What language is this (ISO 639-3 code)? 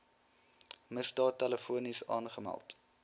afr